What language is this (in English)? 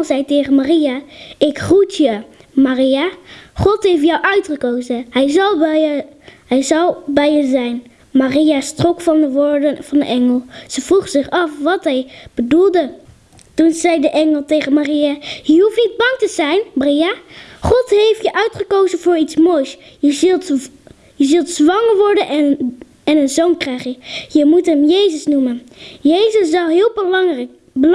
Dutch